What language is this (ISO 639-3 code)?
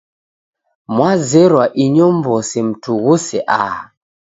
dav